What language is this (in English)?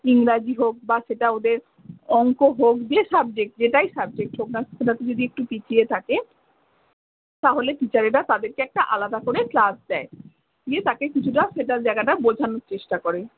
Bangla